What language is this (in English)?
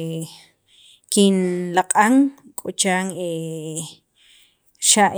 Sacapulteco